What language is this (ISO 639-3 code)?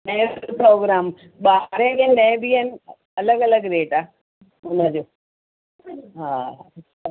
snd